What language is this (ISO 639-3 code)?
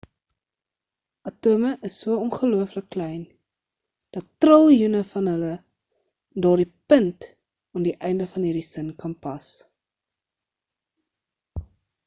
afr